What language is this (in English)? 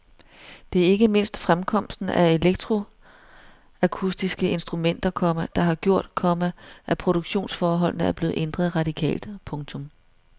Danish